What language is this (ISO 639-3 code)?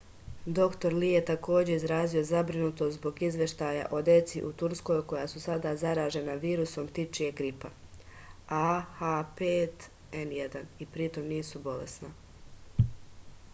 srp